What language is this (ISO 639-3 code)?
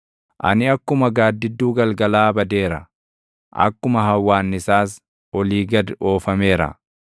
orm